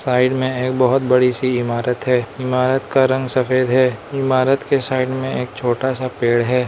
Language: Hindi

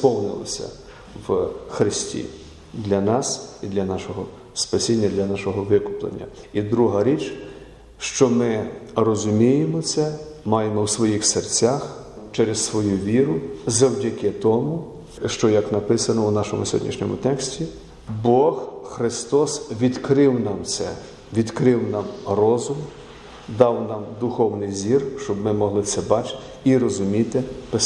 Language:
Ukrainian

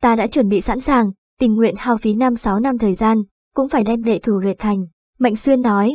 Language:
Vietnamese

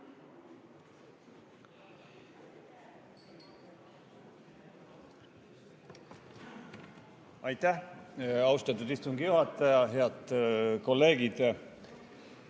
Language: Estonian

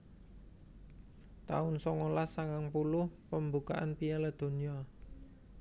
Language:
Javanese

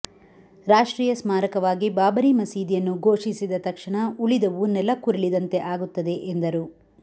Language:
Kannada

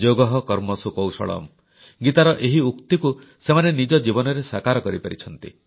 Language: Odia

